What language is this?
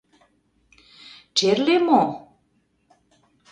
Mari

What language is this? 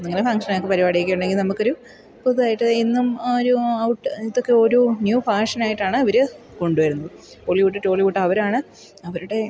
Malayalam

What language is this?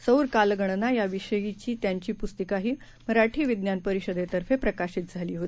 Marathi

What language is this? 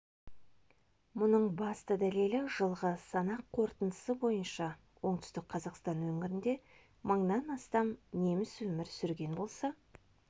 Kazakh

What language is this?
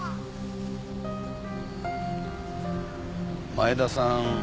Japanese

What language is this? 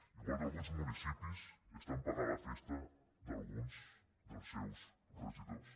Catalan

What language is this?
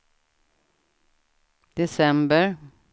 Swedish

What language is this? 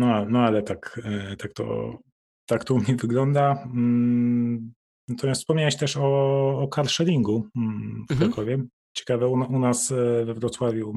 Polish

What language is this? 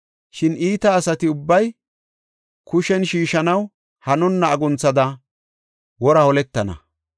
Gofa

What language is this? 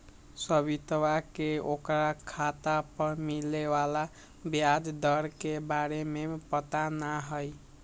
Magahi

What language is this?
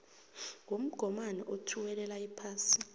South Ndebele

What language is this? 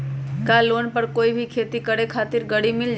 Magahi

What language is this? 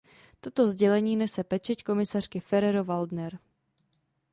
Czech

